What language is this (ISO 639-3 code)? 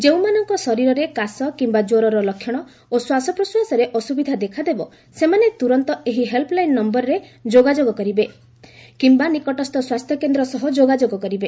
ori